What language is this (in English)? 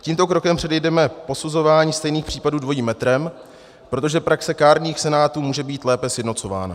Czech